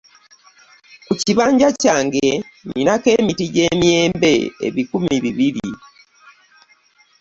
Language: Ganda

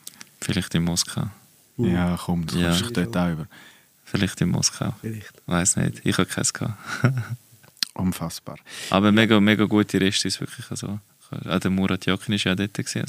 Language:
German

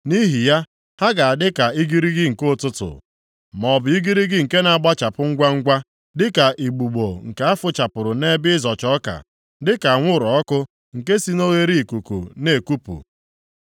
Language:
Igbo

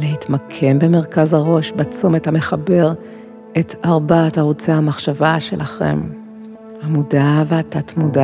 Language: Hebrew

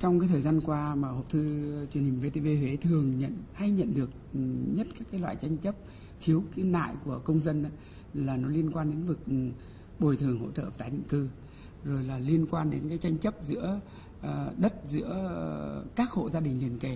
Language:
Vietnamese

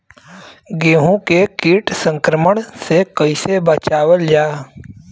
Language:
Bhojpuri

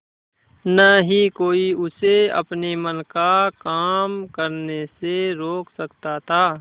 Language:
Hindi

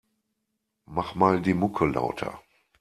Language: German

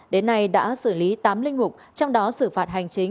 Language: Vietnamese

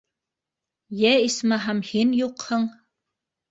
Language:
Bashkir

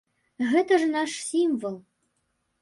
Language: Belarusian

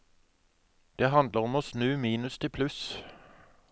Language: Norwegian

